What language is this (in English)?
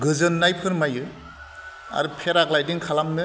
Bodo